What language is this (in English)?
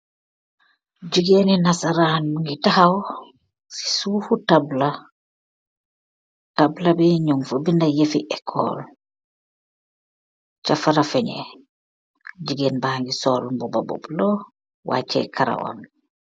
Wolof